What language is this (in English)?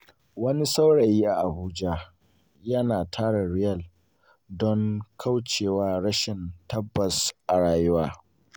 Hausa